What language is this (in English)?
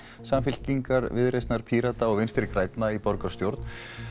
Icelandic